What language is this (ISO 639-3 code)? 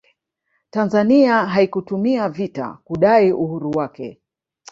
swa